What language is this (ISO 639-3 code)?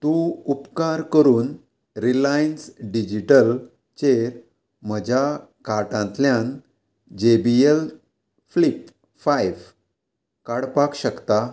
kok